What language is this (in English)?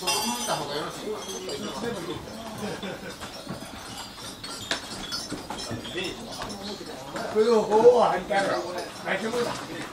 Japanese